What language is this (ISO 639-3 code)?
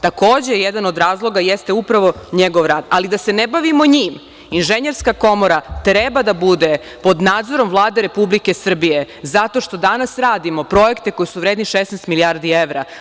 srp